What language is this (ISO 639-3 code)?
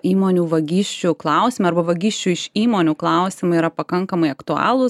lit